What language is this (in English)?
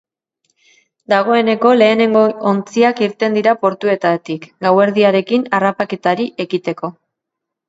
Basque